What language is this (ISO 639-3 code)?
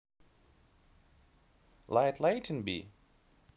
rus